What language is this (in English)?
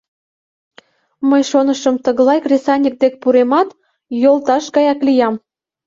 Mari